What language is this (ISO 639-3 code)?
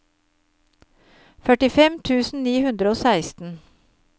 nor